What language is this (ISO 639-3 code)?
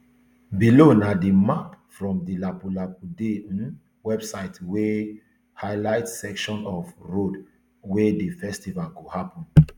pcm